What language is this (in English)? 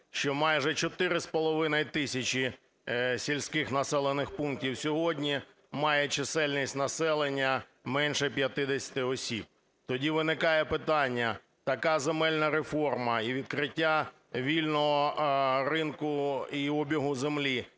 Ukrainian